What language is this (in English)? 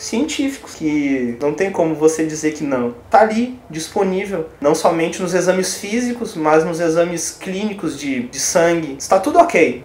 Portuguese